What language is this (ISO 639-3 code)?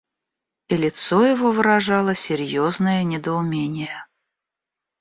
rus